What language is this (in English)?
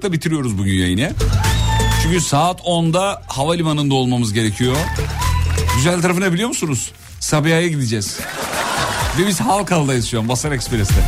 Turkish